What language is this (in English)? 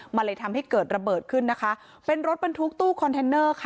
Thai